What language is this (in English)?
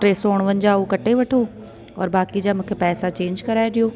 Sindhi